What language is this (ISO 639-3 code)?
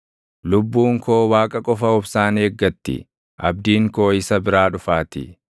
orm